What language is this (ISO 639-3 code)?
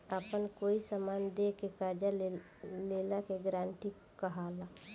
bho